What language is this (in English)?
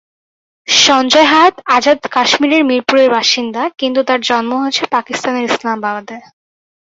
Bangla